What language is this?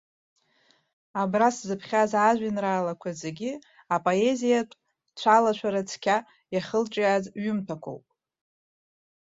Abkhazian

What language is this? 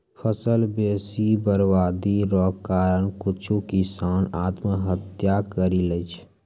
Maithili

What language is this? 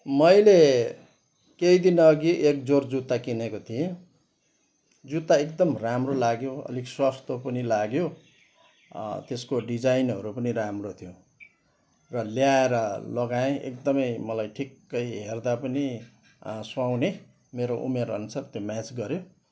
Nepali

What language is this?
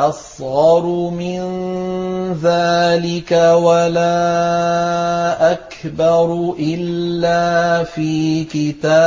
Arabic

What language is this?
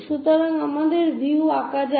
Bangla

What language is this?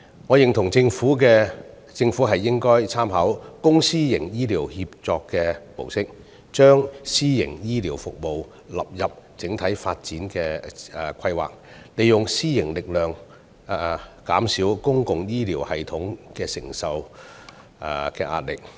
Cantonese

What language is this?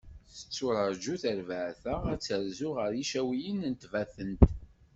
Kabyle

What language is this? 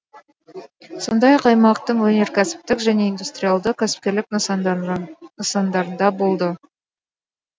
Kazakh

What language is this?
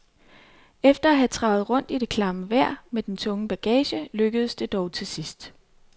Danish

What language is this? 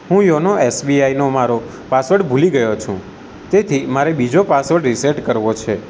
Gujarati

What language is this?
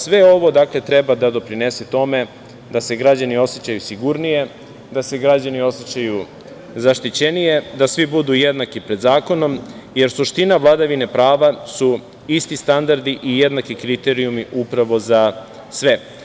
Serbian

